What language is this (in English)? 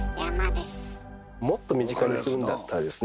Japanese